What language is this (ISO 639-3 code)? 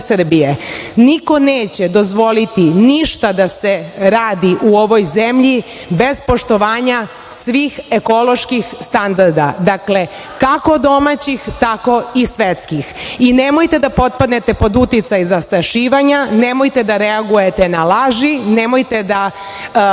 srp